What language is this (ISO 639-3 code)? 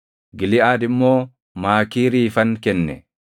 orm